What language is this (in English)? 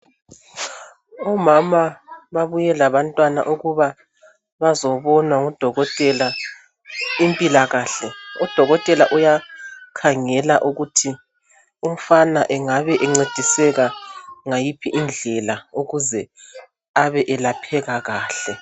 North Ndebele